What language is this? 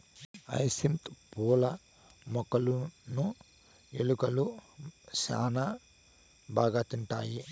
Telugu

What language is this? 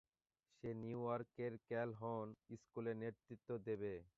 Bangla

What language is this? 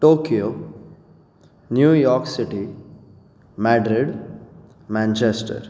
Konkani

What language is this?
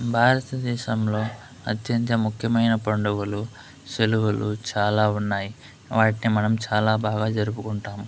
Telugu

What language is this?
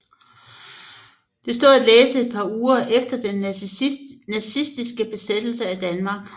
Danish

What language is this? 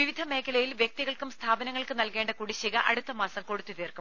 Malayalam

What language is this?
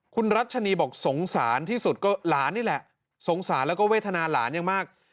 Thai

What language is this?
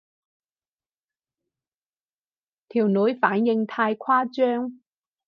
Cantonese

